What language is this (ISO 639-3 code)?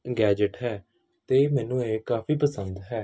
pan